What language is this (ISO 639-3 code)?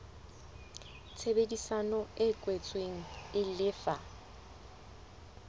sot